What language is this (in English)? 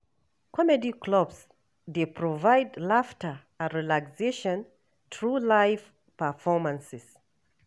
Nigerian Pidgin